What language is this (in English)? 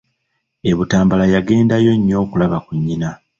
Ganda